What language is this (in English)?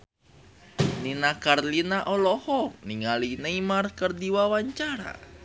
Sundanese